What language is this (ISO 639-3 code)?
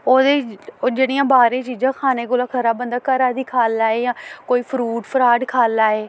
doi